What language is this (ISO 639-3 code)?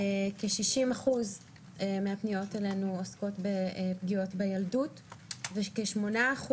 heb